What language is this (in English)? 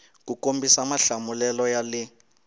Tsonga